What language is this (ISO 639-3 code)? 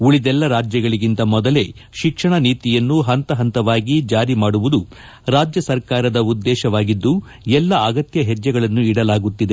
kan